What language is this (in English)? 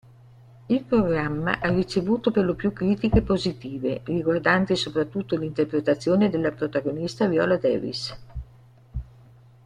Italian